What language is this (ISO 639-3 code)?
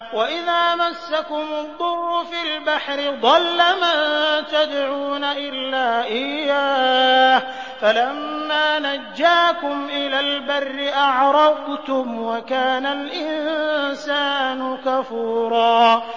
ara